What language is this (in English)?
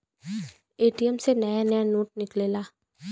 Bhojpuri